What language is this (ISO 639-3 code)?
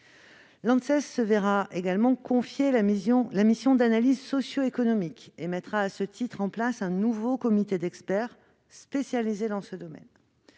fra